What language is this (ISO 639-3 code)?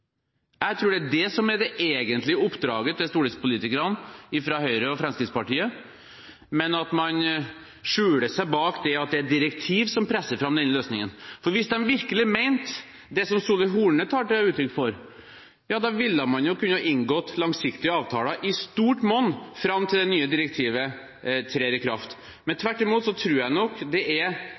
nob